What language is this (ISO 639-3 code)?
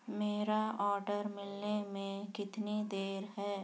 urd